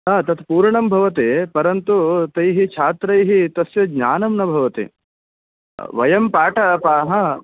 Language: Sanskrit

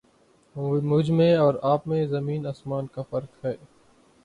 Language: Urdu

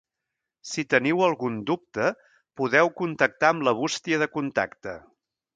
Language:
Catalan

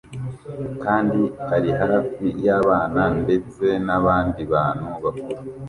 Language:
Kinyarwanda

